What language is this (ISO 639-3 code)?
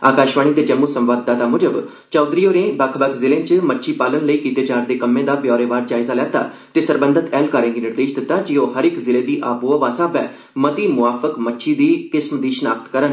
doi